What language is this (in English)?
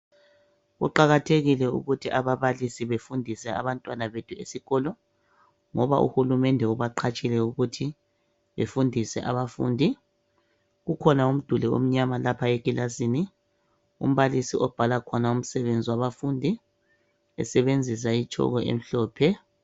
North Ndebele